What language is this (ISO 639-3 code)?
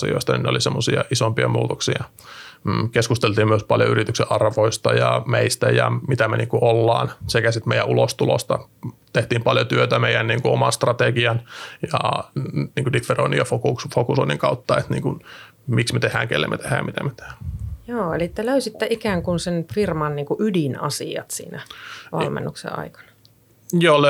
fin